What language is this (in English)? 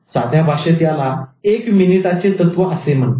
Marathi